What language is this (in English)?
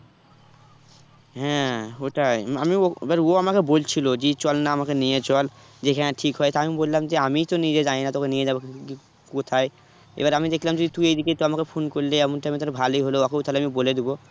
Bangla